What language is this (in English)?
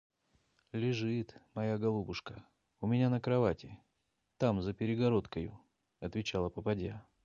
Russian